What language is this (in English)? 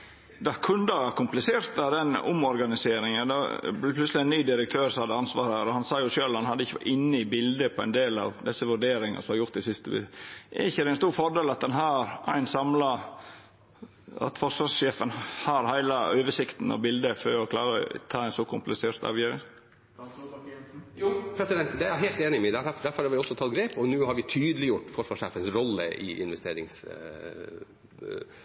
Norwegian